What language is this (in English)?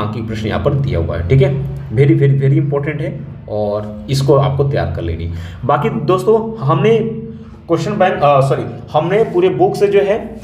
Hindi